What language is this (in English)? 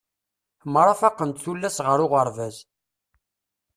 Kabyle